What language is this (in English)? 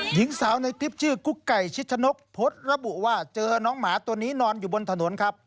Thai